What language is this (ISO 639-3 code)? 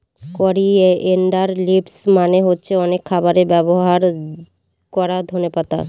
ben